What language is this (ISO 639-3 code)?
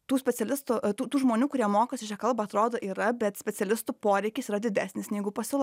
lit